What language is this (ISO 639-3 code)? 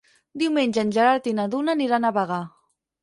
cat